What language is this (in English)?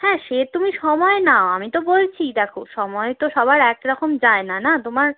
Bangla